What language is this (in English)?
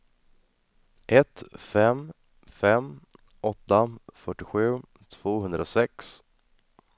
Swedish